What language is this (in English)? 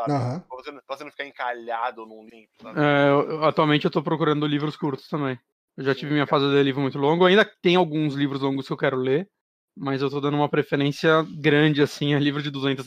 Portuguese